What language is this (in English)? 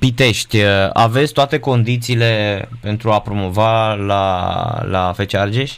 Romanian